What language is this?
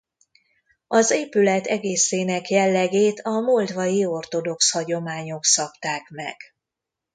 Hungarian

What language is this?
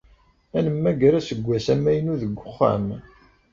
Kabyle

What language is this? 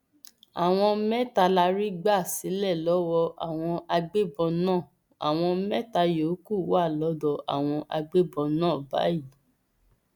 Yoruba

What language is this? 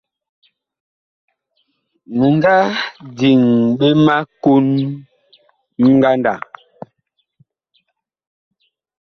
Bakoko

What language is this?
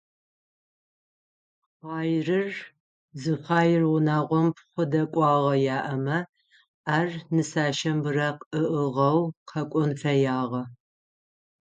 Adyghe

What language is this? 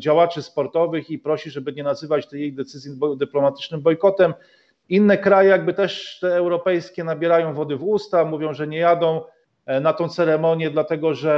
Polish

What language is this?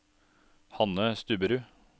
Norwegian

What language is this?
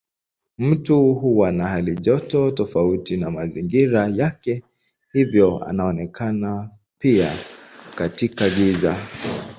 Swahili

